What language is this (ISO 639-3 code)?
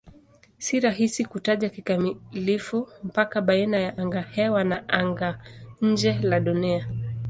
swa